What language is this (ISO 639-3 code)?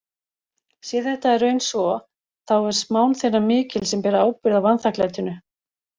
isl